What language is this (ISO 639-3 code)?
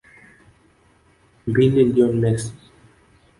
swa